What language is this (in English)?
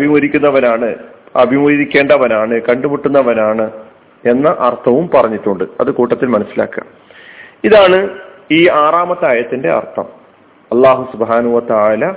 Malayalam